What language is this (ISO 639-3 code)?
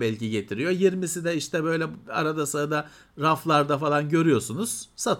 tur